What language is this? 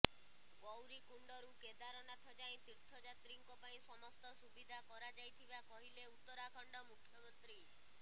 Odia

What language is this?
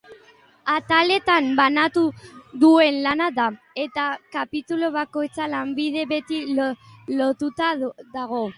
Basque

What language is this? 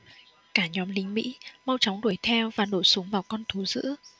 Vietnamese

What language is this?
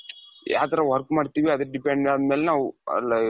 Kannada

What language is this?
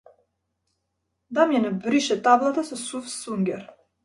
Macedonian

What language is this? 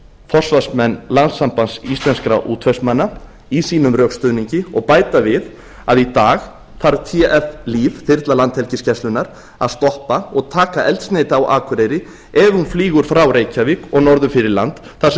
Icelandic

